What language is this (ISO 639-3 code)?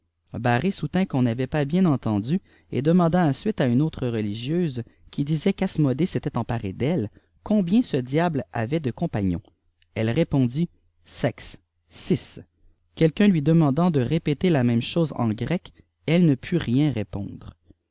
fra